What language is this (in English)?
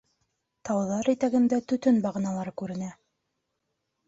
Bashkir